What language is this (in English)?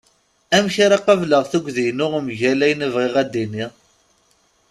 Kabyle